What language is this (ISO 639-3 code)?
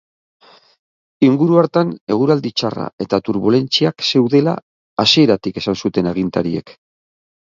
eus